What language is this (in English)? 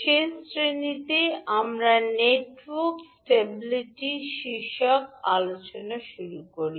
Bangla